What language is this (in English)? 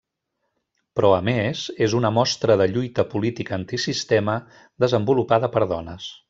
Catalan